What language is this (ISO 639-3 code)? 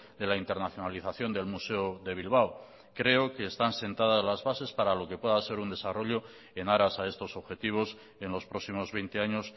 spa